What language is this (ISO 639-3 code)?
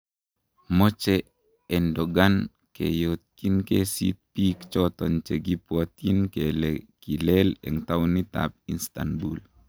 kln